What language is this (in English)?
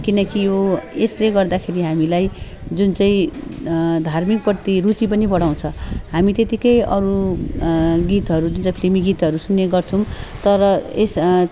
Nepali